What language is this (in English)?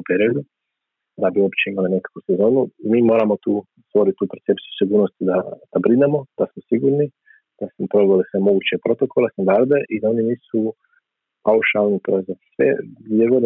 Croatian